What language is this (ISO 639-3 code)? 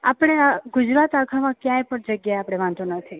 guj